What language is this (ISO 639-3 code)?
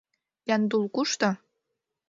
chm